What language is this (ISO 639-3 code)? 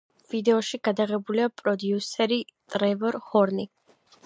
kat